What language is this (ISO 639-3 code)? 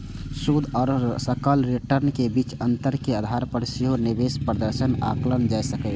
mai